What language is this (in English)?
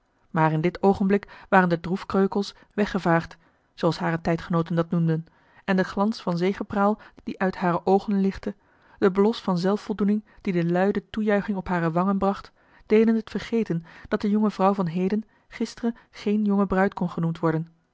Dutch